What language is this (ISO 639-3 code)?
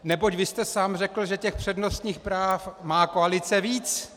ces